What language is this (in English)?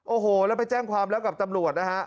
Thai